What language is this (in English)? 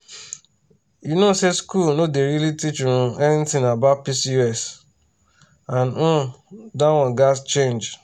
Nigerian Pidgin